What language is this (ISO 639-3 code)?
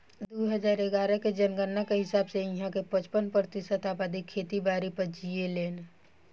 bho